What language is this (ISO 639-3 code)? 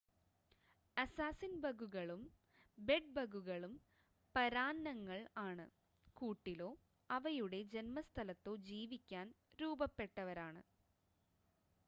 mal